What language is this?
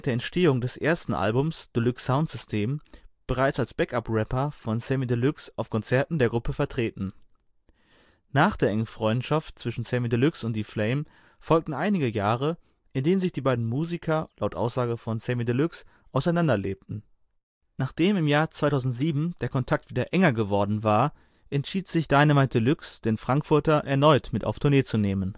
German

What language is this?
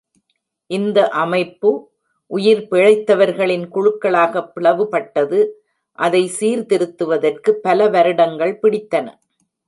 Tamil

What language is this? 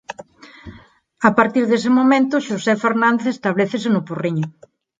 Galician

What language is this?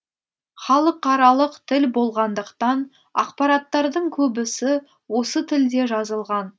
Kazakh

